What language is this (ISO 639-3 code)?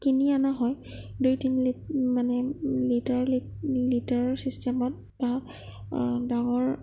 asm